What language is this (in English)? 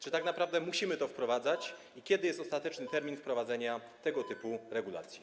Polish